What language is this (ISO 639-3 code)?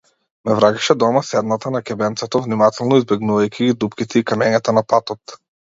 mkd